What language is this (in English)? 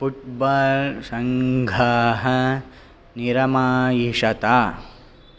Sanskrit